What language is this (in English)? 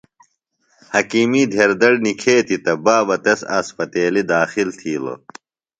Phalura